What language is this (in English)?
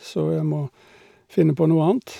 Norwegian